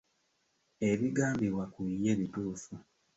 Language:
Ganda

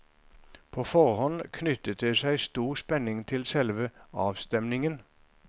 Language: Norwegian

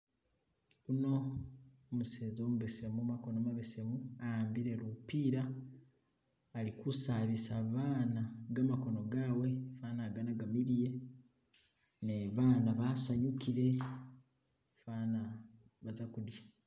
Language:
Masaaba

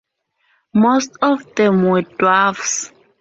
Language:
English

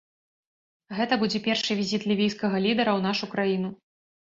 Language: Belarusian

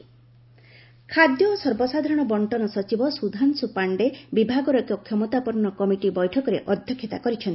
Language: Odia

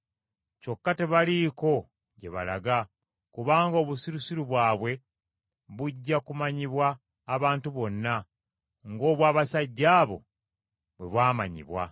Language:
Ganda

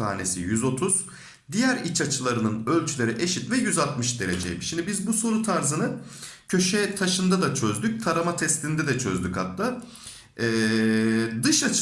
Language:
Turkish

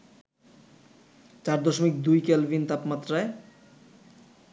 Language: Bangla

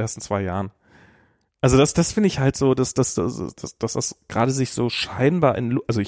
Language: German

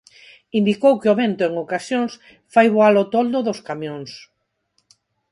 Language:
Galician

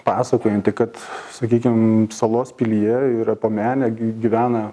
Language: Lithuanian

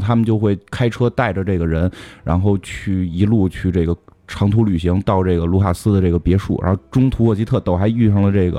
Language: Chinese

